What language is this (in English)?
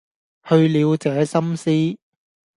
Cantonese